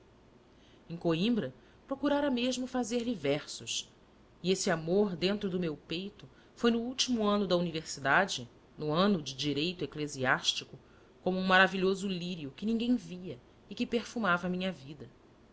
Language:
Portuguese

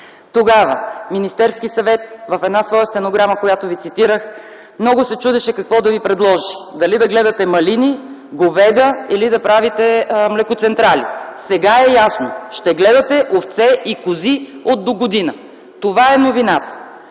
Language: Bulgarian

